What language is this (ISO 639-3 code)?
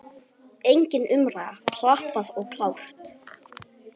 isl